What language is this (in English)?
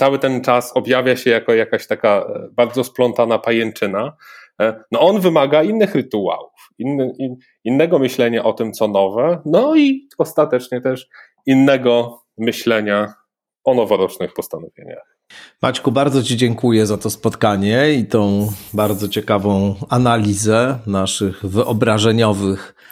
Polish